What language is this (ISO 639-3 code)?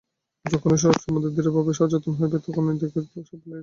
ben